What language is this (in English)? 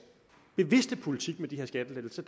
Danish